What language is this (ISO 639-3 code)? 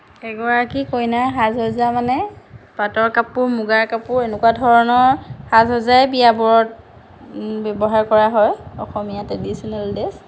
asm